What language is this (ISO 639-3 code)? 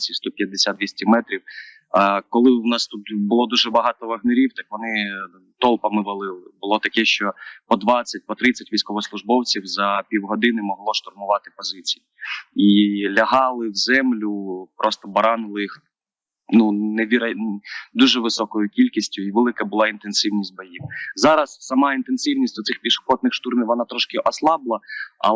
ukr